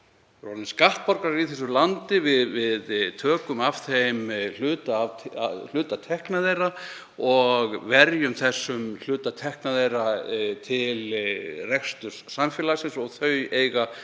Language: Icelandic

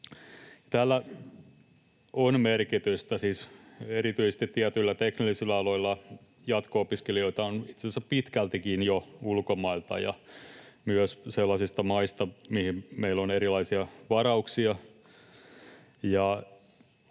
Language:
Finnish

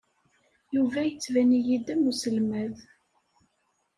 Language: Kabyle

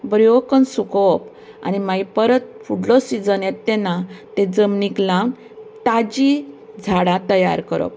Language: Konkani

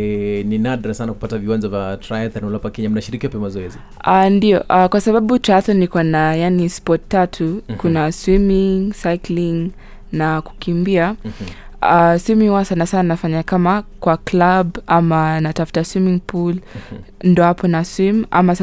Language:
Swahili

